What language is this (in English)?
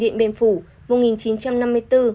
Vietnamese